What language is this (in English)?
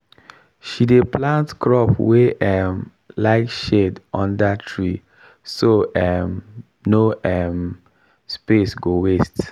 Nigerian Pidgin